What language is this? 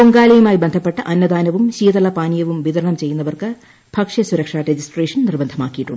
Malayalam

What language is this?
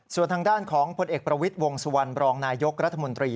Thai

